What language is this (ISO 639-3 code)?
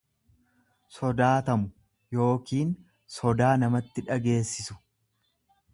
orm